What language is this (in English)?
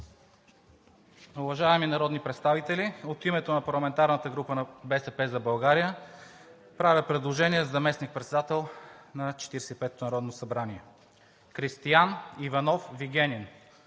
Bulgarian